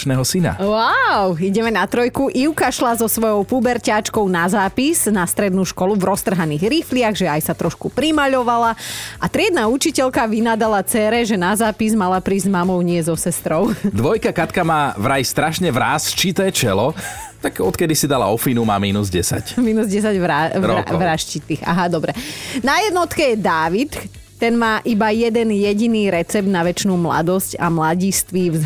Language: Slovak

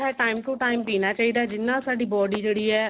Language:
Punjabi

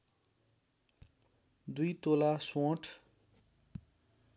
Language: Nepali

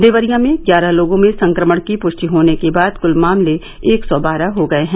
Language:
Hindi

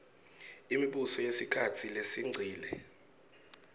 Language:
Swati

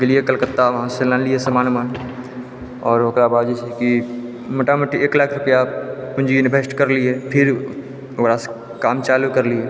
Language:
Maithili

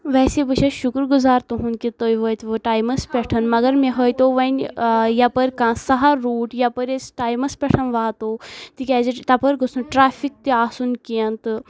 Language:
Kashmiri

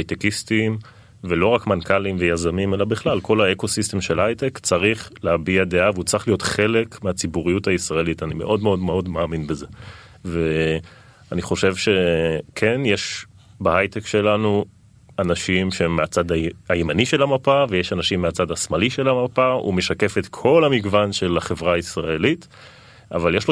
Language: Hebrew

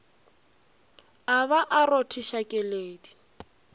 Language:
Northern Sotho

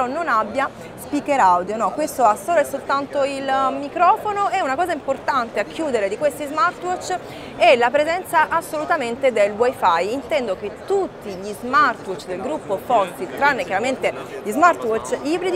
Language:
Italian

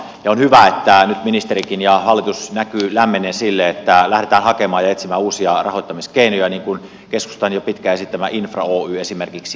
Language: Finnish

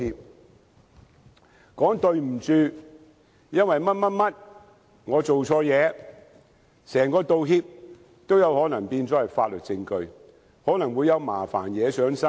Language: Cantonese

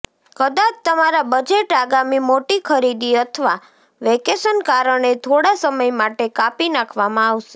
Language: Gujarati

